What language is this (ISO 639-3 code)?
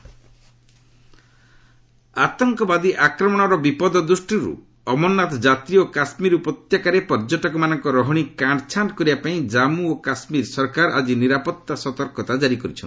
ori